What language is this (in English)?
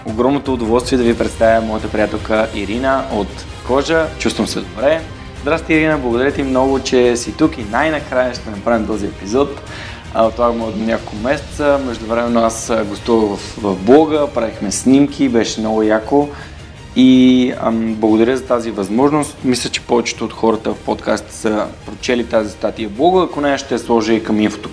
Bulgarian